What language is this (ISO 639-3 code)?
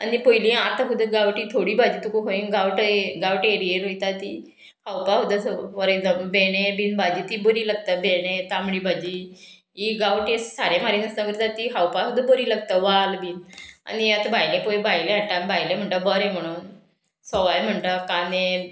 kok